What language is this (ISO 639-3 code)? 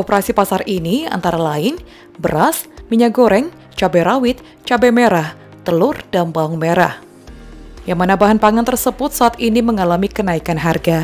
ind